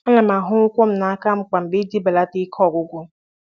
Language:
Igbo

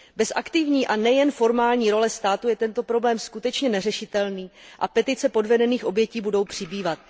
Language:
Czech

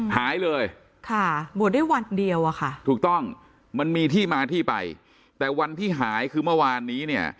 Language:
Thai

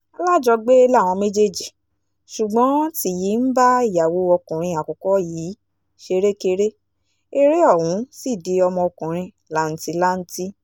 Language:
Yoruba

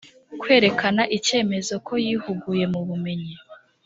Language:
Kinyarwanda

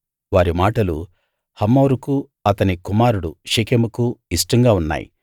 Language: Telugu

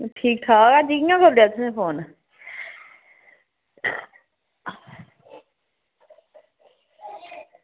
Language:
Dogri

